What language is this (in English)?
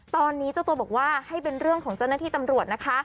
Thai